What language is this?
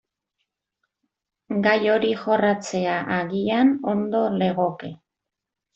Basque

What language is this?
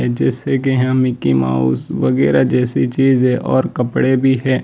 Hindi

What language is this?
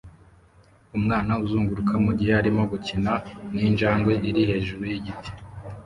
Kinyarwanda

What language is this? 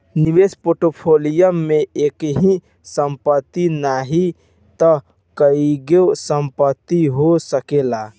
Bhojpuri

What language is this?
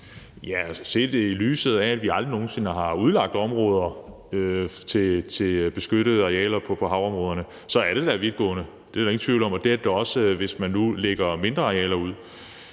Danish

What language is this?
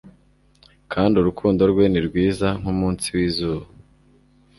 Kinyarwanda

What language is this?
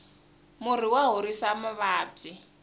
Tsonga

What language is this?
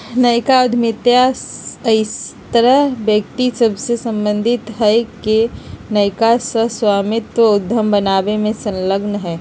Magahi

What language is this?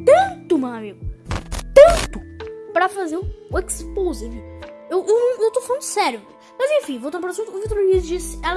Portuguese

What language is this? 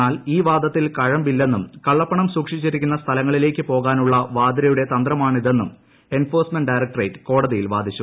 Malayalam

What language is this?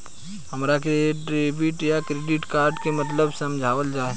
Bhojpuri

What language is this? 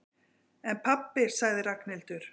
Icelandic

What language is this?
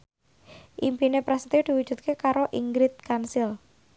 Javanese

